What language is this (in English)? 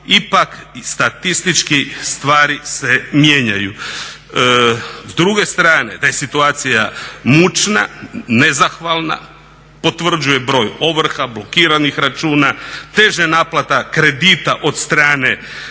Croatian